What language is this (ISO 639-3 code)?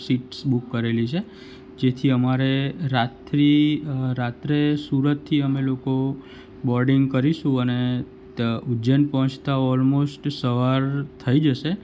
guj